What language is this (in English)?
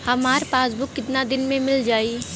Bhojpuri